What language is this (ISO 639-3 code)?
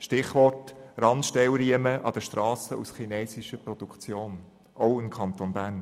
gsw